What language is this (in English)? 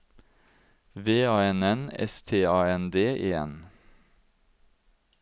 Norwegian